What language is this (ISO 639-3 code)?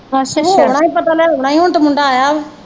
pan